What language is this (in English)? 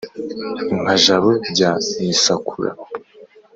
Kinyarwanda